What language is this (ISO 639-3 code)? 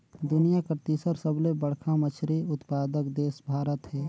hne